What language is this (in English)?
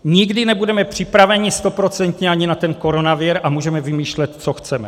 Czech